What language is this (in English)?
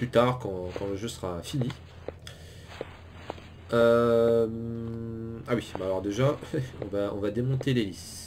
French